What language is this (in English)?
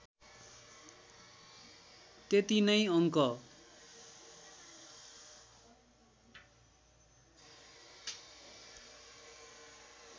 Nepali